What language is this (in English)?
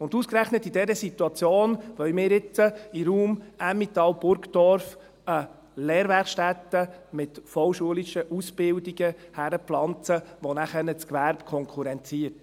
Swiss German